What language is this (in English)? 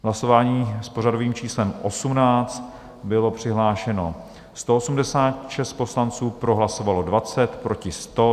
Czech